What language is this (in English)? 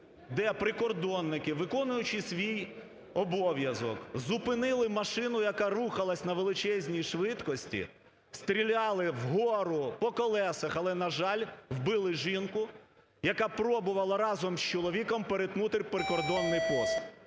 Ukrainian